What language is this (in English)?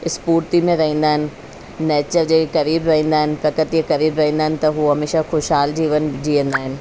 Sindhi